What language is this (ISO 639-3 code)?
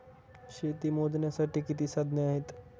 mar